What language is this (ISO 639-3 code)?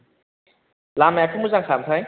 brx